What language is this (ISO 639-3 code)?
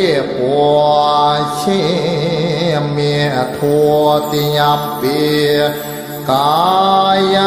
tha